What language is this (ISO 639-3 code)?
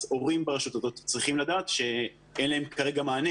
heb